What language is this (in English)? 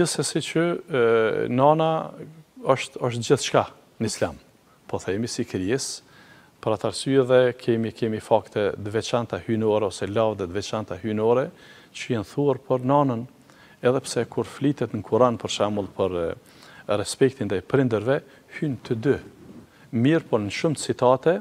Romanian